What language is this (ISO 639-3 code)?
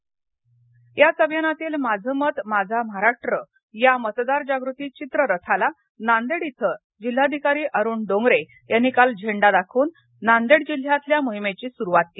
mar